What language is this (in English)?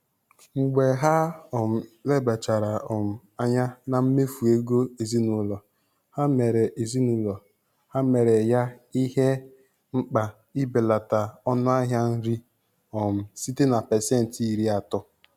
Igbo